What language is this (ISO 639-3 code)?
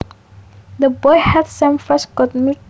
jav